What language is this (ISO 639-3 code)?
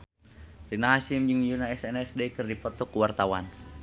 sun